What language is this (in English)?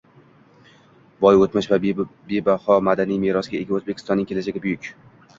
Uzbek